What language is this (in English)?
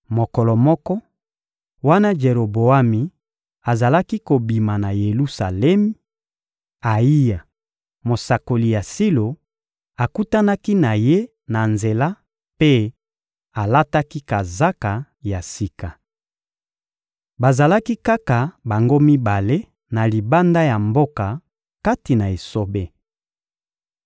Lingala